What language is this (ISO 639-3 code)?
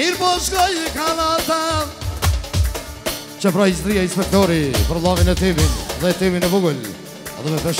ron